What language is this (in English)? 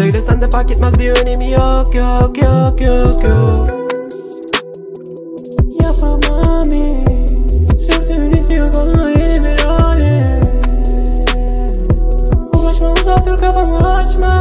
Turkish